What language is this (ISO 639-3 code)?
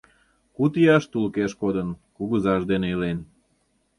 chm